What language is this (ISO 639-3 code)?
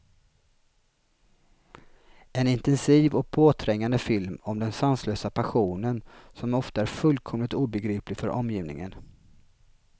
swe